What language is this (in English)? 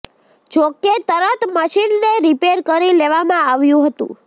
Gujarati